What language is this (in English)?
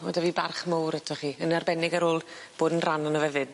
Welsh